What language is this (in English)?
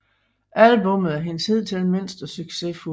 Danish